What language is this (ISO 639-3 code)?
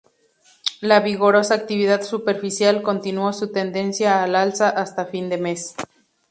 spa